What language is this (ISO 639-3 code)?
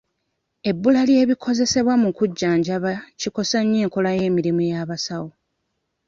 lug